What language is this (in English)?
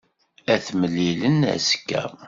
Kabyle